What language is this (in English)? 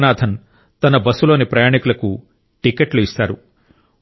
Telugu